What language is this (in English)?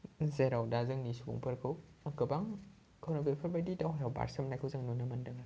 Bodo